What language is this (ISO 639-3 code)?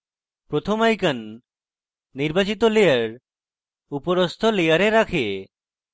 ben